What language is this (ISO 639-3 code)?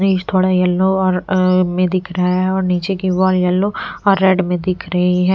hin